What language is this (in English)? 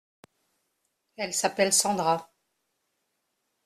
French